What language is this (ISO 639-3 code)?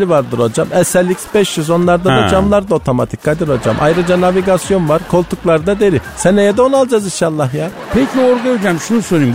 tur